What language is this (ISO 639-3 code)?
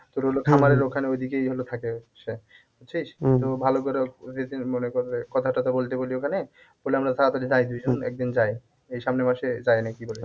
ben